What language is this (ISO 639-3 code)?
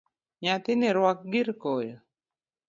luo